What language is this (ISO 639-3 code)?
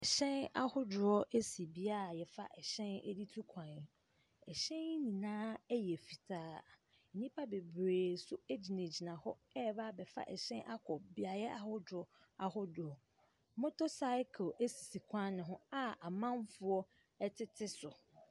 aka